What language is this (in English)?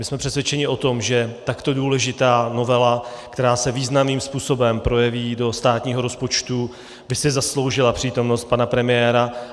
Czech